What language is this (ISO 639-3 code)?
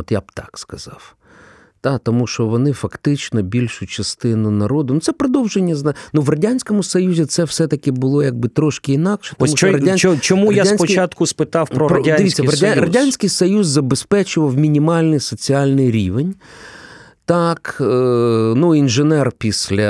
ukr